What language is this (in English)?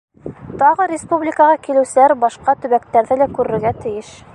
Bashkir